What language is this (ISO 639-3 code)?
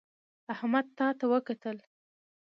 pus